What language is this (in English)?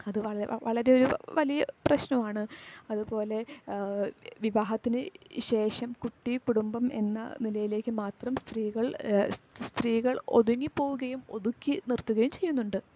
Malayalam